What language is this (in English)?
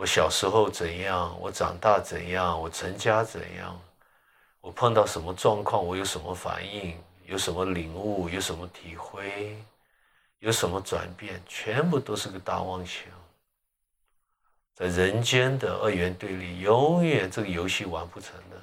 Chinese